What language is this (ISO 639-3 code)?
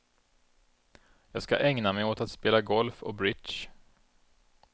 swe